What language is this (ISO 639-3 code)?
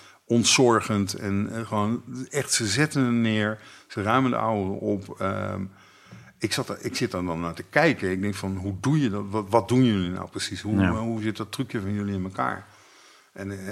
nld